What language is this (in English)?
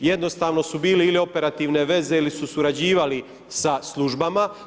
Croatian